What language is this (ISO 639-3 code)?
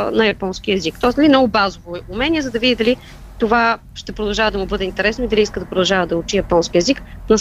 bul